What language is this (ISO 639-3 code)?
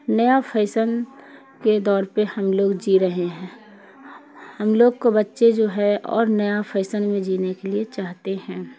urd